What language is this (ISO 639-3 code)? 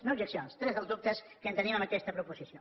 cat